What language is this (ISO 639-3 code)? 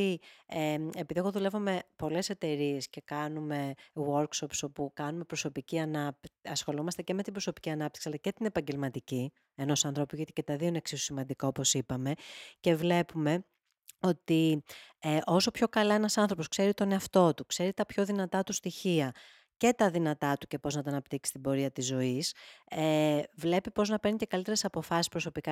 ell